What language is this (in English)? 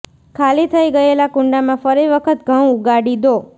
Gujarati